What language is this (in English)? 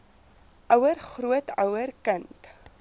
Afrikaans